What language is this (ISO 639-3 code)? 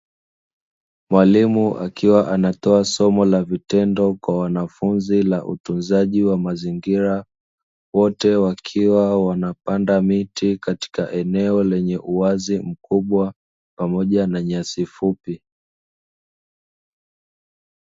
swa